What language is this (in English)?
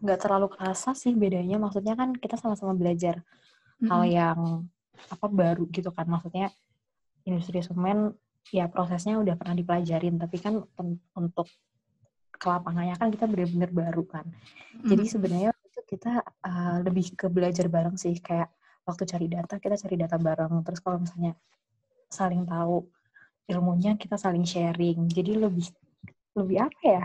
Indonesian